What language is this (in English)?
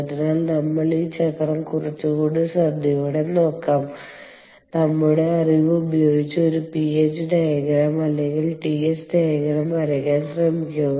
Malayalam